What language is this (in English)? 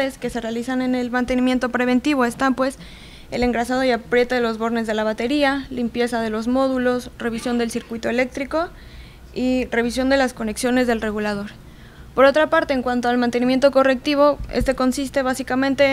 Spanish